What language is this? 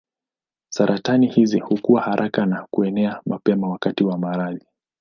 Swahili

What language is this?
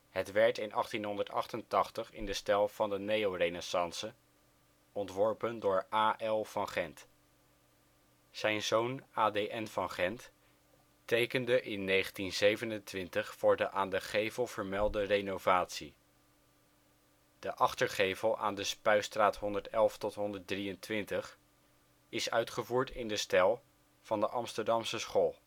Dutch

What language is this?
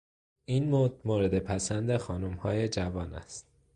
Persian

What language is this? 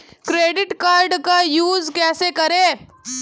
Hindi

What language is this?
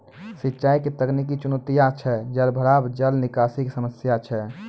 Maithili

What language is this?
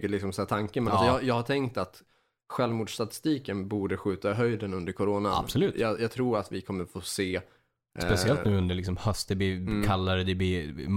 Swedish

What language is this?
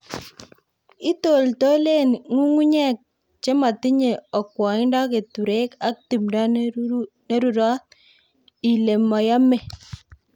Kalenjin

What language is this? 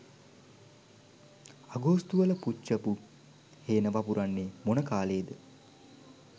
Sinhala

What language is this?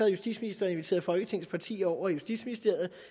Danish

